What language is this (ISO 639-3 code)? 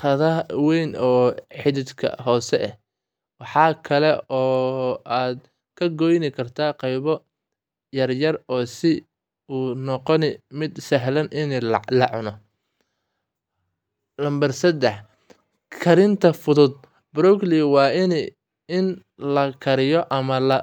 som